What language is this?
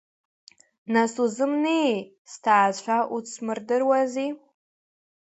Abkhazian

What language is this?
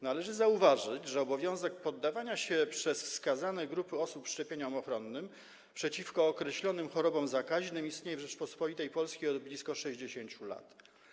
Polish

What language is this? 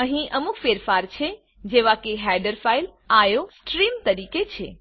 Gujarati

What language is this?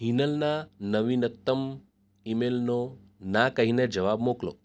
Gujarati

